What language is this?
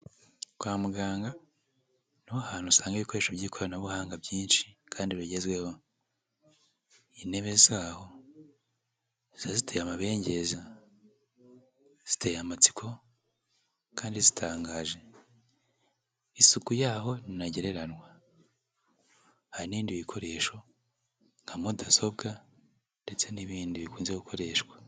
Kinyarwanda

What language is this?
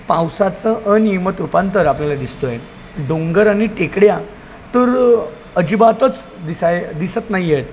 Marathi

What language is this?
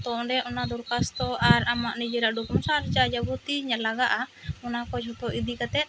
Santali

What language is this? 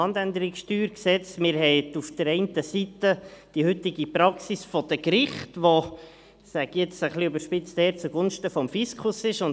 Swiss German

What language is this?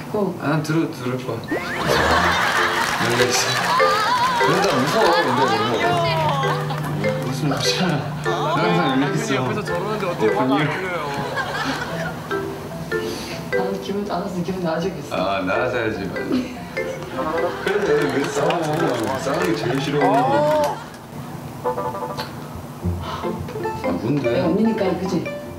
Korean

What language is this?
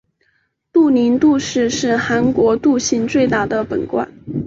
Chinese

